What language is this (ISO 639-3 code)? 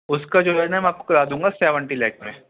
urd